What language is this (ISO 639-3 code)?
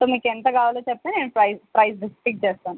tel